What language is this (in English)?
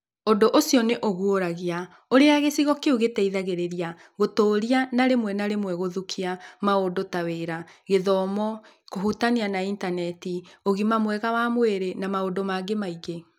Kikuyu